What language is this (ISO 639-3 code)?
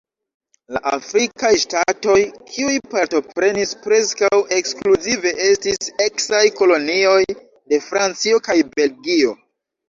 epo